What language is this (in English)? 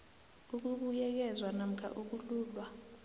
South Ndebele